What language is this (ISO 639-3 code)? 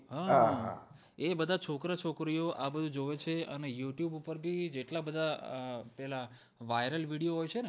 guj